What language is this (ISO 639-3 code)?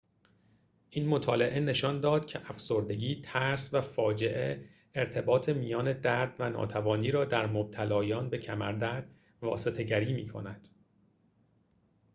fas